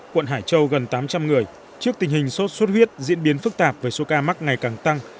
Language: Vietnamese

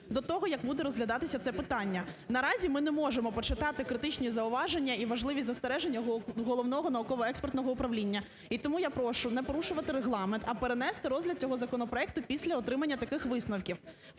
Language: Ukrainian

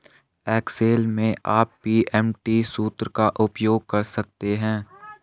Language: Hindi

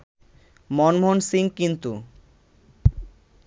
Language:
Bangla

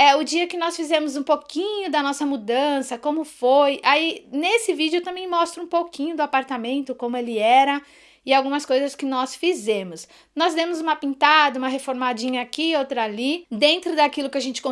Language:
Portuguese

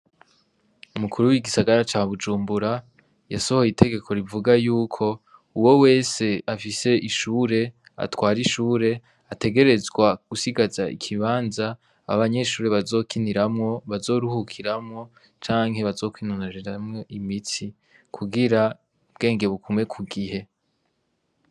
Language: Rundi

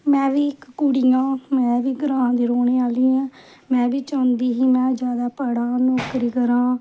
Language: Dogri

